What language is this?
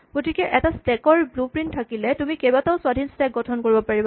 Assamese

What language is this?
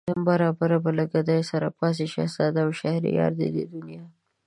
Pashto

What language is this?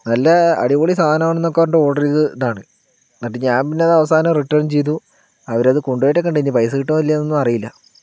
Malayalam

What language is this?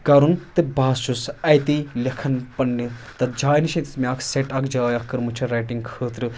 Kashmiri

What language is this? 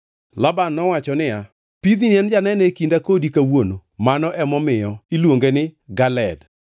Luo (Kenya and Tanzania)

